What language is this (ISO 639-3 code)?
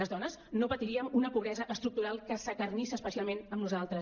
cat